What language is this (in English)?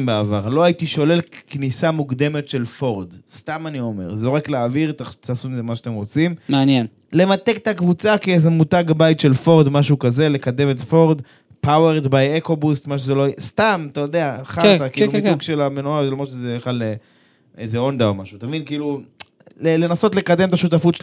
Hebrew